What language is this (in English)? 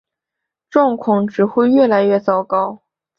Chinese